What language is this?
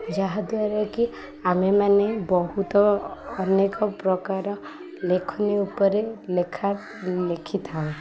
Odia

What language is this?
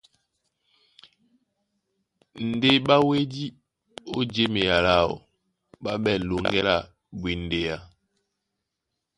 Duala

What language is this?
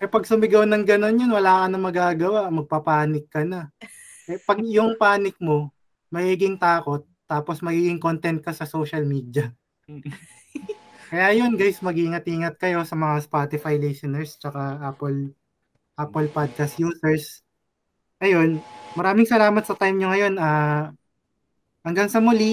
Filipino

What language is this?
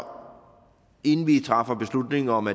Danish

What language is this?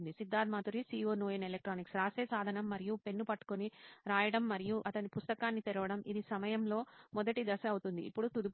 Telugu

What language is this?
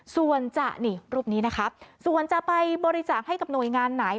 Thai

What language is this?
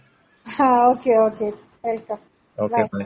Malayalam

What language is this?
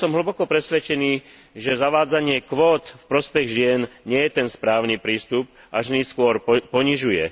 Slovak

